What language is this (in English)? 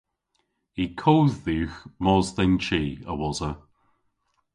Cornish